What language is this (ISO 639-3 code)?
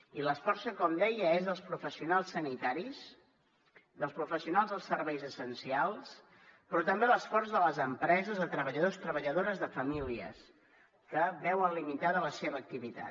cat